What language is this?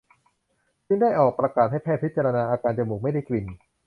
Thai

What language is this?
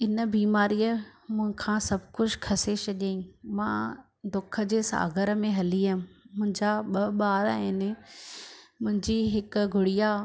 Sindhi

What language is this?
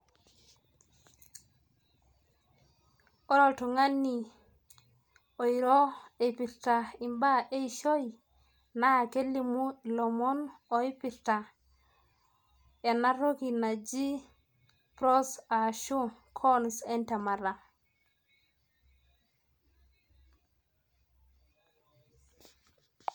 Masai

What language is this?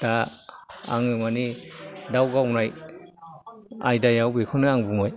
Bodo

